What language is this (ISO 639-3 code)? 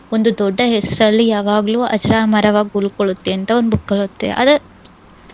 kan